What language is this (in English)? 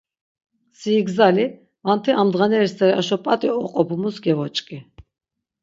Laz